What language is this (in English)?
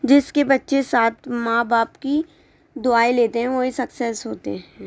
Urdu